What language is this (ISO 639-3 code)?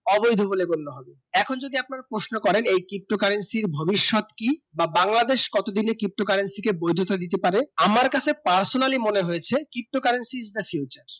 ben